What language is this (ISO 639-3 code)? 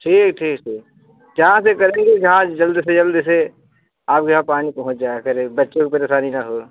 hin